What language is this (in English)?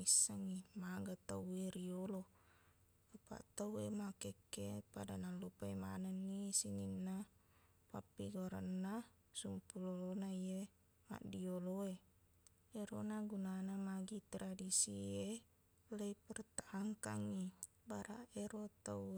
Buginese